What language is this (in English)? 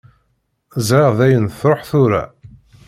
Kabyle